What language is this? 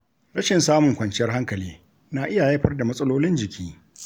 Hausa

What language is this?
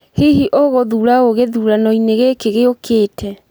Kikuyu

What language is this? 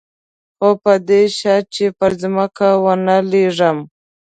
Pashto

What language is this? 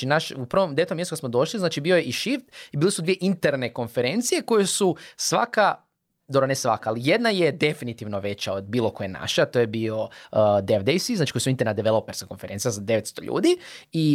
Croatian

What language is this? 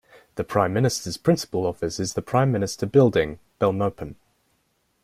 English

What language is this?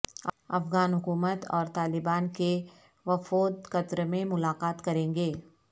Urdu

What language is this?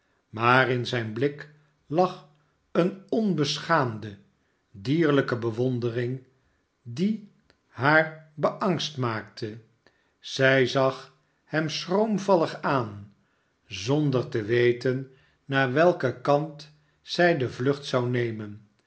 Dutch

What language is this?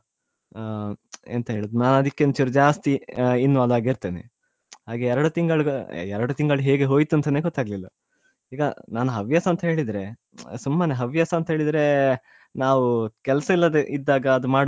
Kannada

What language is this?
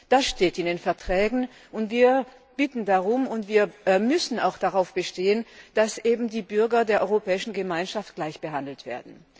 German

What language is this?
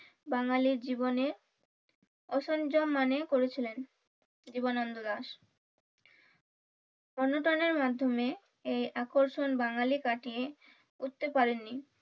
Bangla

